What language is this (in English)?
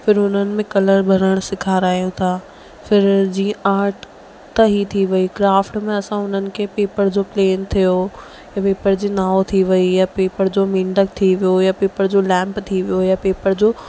Sindhi